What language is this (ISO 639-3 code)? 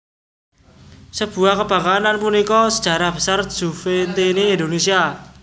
jav